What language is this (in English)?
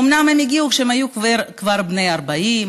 Hebrew